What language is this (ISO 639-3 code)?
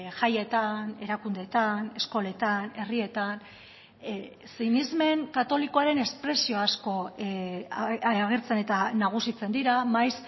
eus